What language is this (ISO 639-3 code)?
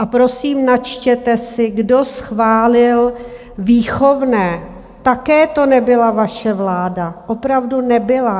ces